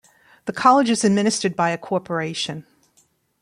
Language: English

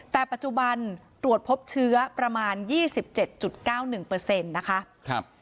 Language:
Thai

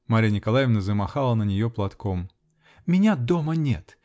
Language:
Russian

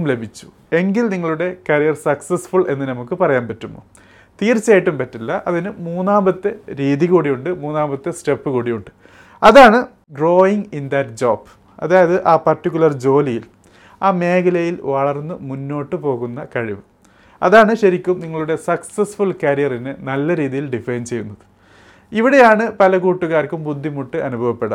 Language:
Malayalam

